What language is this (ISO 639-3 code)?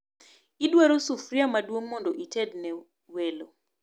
luo